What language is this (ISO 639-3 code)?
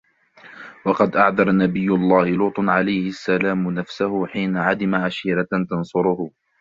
ara